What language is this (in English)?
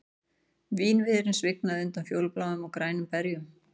Icelandic